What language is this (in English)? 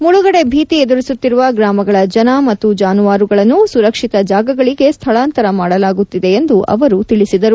Kannada